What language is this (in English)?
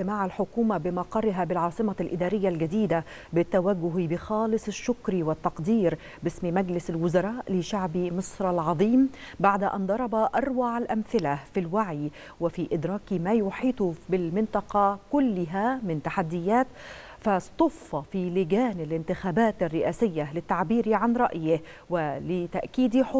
Arabic